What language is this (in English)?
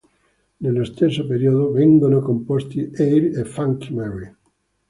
Italian